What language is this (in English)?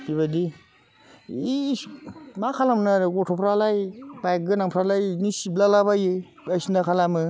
Bodo